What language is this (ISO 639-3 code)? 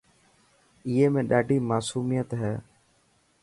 mki